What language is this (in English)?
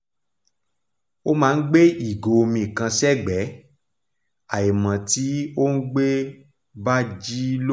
Yoruba